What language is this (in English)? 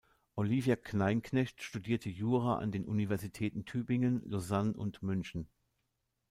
German